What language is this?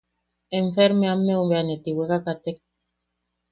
Yaqui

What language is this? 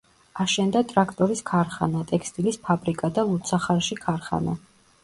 Georgian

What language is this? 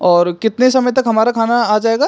Hindi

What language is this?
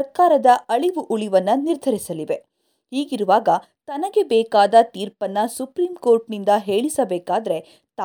Kannada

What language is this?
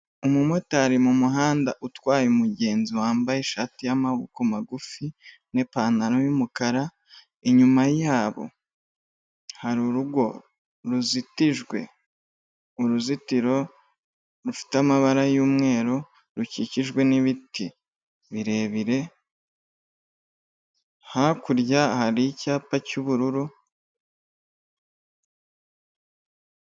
Kinyarwanda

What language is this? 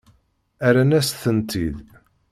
Kabyle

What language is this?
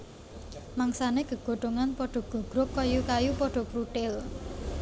Javanese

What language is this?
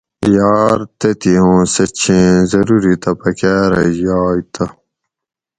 Gawri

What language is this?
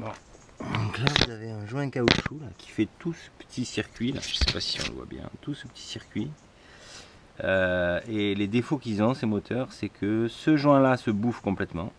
French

